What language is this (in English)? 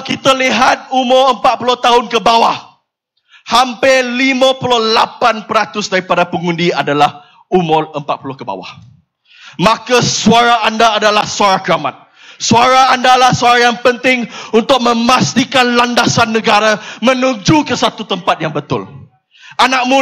Malay